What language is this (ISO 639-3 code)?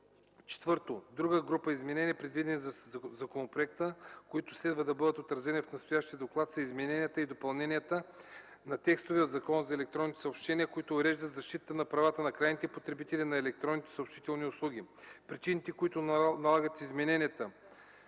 bul